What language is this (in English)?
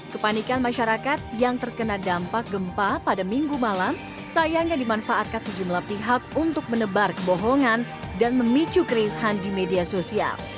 Indonesian